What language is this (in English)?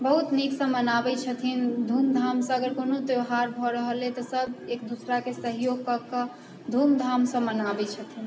Maithili